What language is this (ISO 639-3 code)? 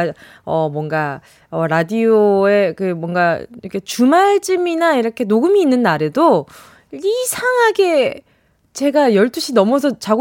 kor